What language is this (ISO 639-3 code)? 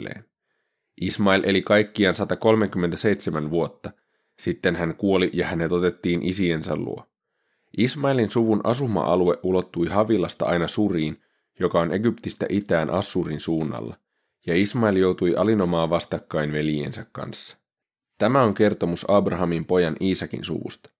fin